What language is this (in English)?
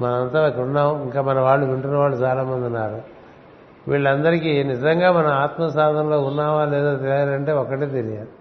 Telugu